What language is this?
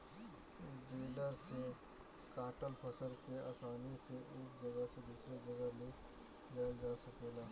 Bhojpuri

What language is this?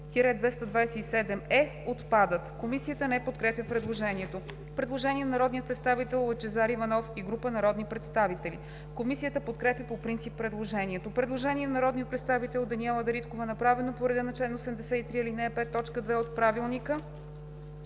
Bulgarian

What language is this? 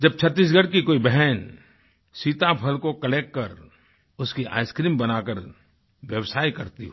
Hindi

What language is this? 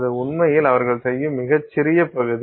Tamil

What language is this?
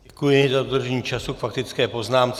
Czech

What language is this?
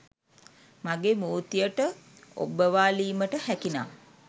Sinhala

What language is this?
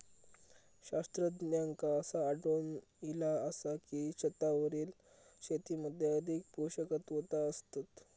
Marathi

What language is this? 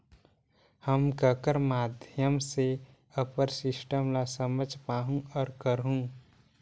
Chhattisgarhi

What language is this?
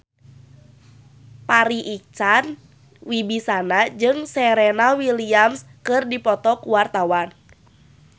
Sundanese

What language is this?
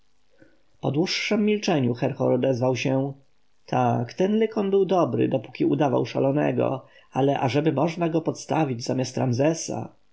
Polish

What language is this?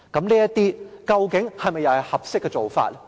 Cantonese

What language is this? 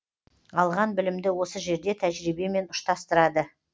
Kazakh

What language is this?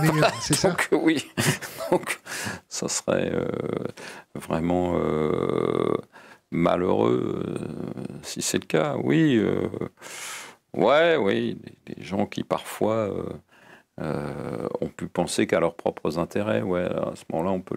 French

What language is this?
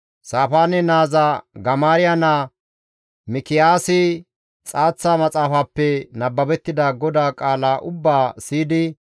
Gamo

